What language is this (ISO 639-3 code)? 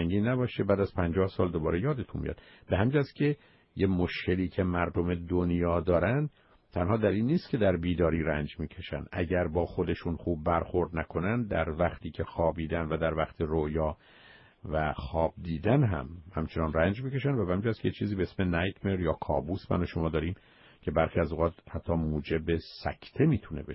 fas